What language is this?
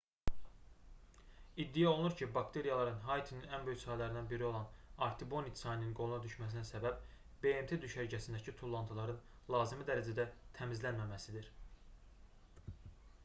Azerbaijani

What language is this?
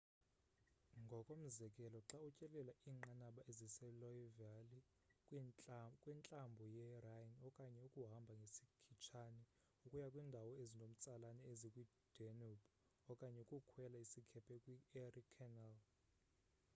Xhosa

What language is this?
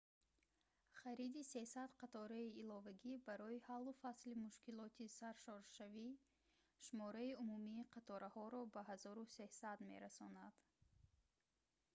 Tajik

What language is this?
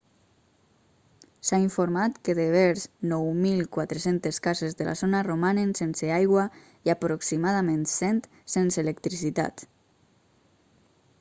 Catalan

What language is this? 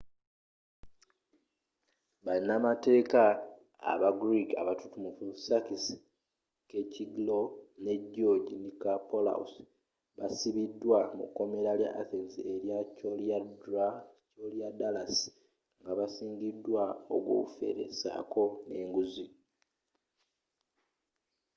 Ganda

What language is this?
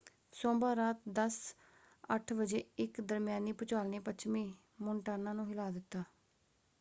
Punjabi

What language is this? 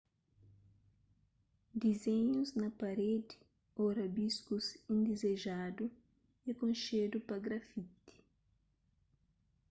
Kabuverdianu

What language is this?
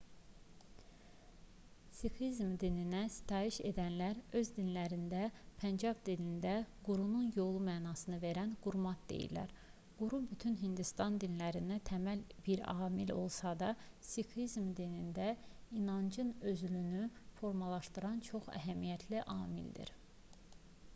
Azerbaijani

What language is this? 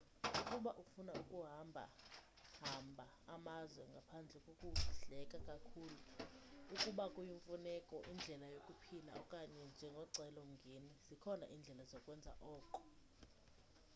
Xhosa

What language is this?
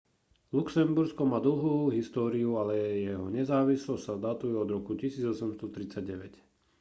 Slovak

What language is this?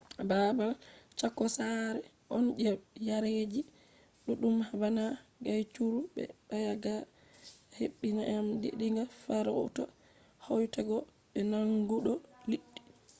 Fula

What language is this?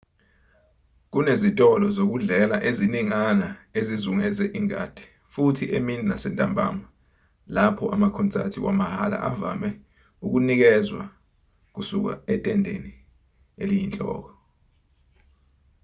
Zulu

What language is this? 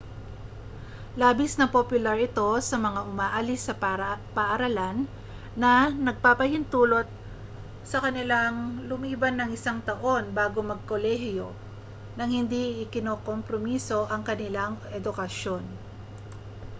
Filipino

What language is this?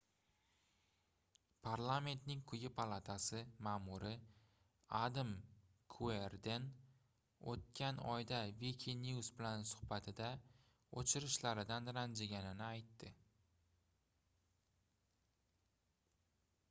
Uzbek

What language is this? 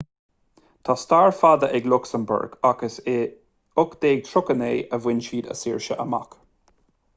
Irish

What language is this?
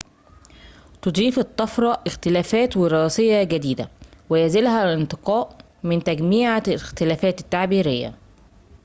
Arabic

